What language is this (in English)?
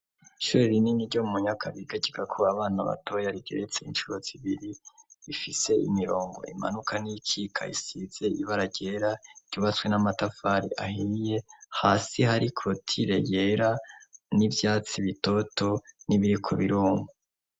Rundi